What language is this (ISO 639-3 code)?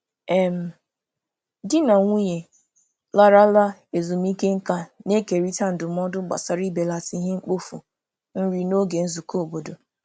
ibo